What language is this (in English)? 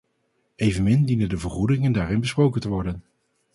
Dutch